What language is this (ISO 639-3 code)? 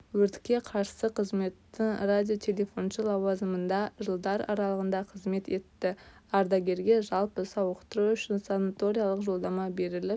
kaz